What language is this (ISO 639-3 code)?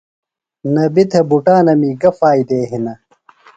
phl